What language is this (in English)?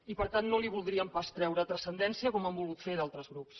Catalan